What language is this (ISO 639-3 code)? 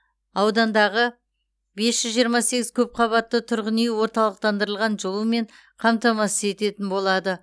kaz